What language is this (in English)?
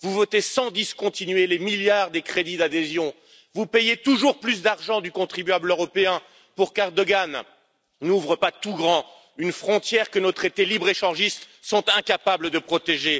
French